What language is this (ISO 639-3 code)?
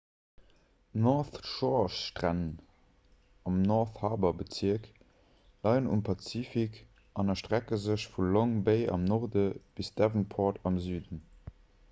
ltz